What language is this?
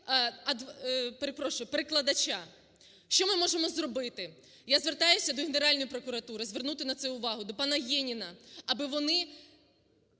Ukrainian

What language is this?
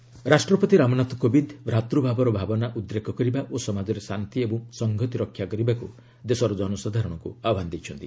Odia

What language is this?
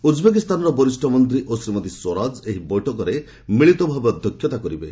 Odia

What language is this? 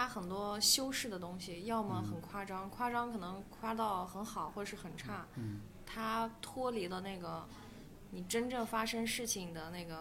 Chinese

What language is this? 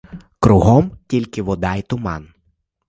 Ukrainian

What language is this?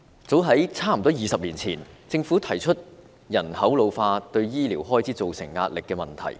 Cantonese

